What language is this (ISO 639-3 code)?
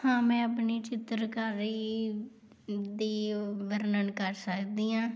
pan